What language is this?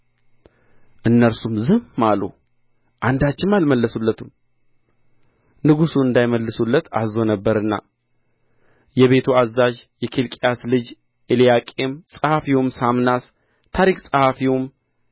Amharic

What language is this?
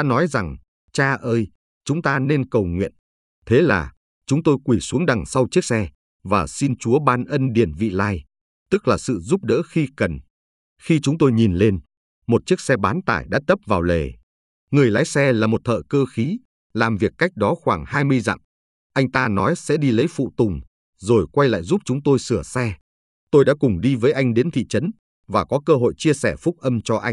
Vietnamese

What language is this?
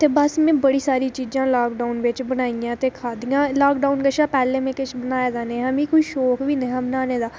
Dogri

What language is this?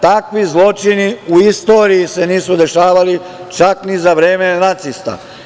Serbian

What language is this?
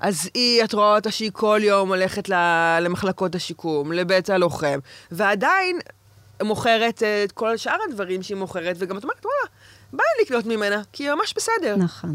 Hebrew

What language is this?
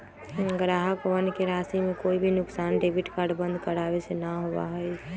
Magahi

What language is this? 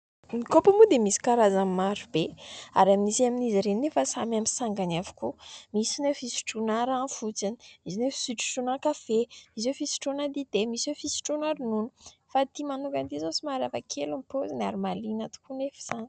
Malagasy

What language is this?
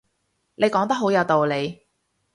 Cantonese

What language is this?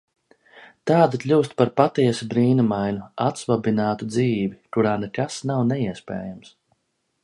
Latvian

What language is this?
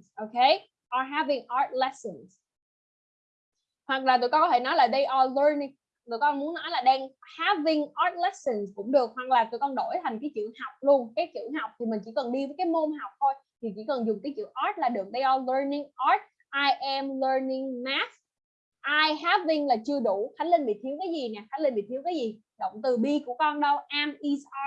Vietnamese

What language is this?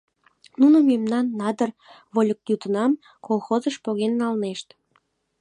Mari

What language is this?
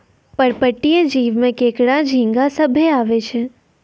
Maithili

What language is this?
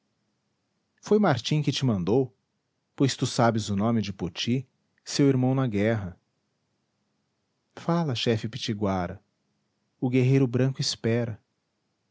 Portuguese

